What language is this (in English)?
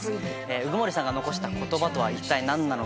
Japanese